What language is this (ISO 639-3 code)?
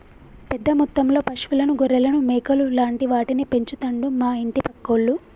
tel